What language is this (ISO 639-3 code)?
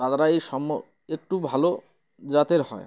ben